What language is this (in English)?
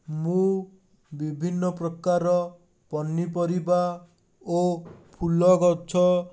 Odia